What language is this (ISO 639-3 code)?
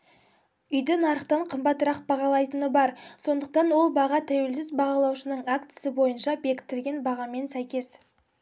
kaz